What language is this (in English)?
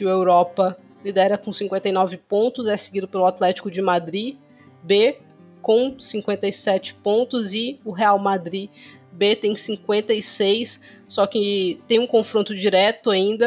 Portuguese